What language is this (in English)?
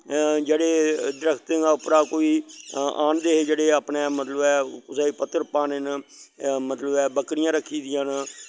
Dogri